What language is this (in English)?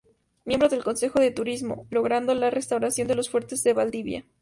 Spanish